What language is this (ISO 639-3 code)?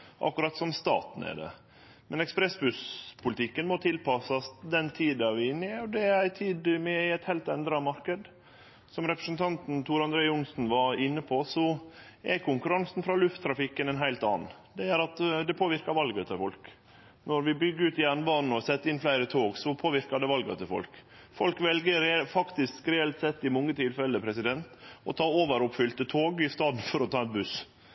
nno